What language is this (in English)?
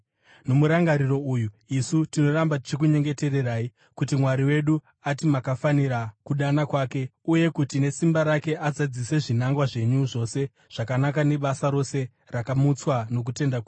Shona